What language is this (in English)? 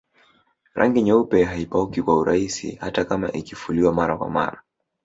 Swahili